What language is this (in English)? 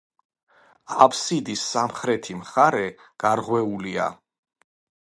Georgian